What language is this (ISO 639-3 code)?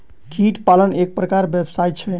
mai